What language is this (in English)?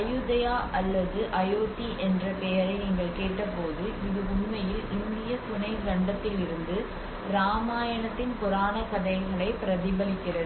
Tamil